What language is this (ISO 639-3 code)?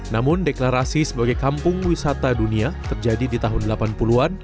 ind